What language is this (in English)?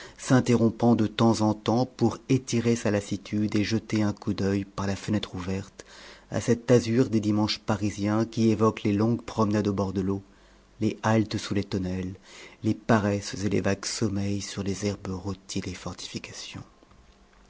French